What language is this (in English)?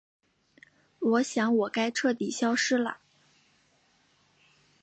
Chinese